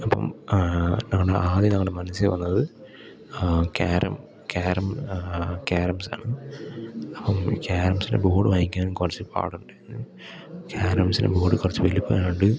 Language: Malayalam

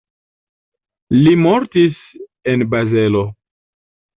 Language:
Esperanto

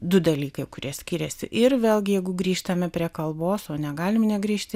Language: Lithuanian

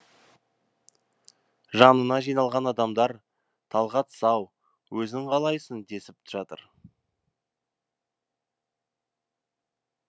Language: Kazakh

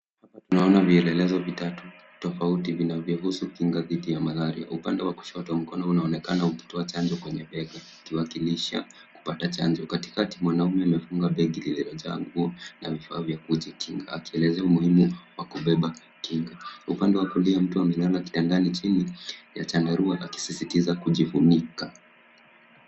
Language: Swahili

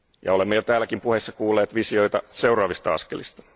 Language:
Finnish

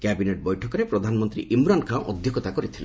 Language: Odia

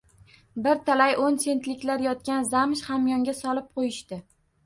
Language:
Uzbek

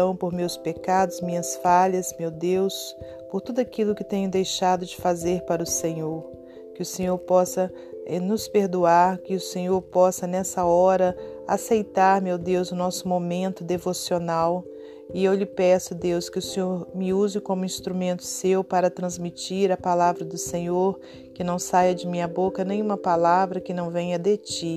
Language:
Portuguese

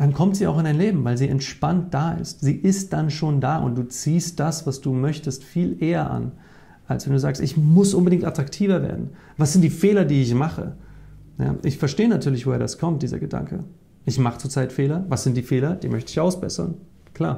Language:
German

